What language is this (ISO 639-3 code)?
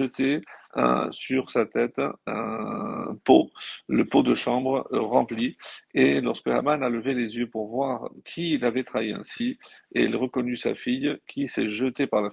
fra